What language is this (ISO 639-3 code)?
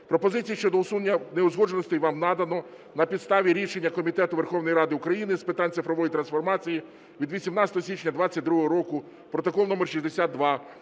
ukr